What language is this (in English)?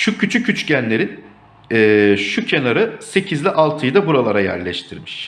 Turkish